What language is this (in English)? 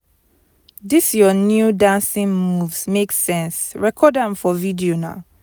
Nigerian Pidgin